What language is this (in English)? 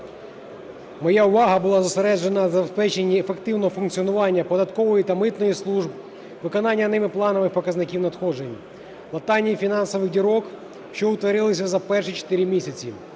Ukrainian